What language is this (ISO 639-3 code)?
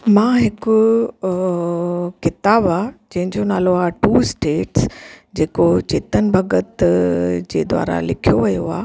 snd